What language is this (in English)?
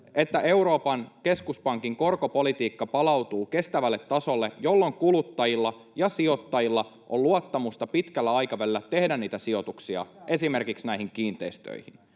Finnish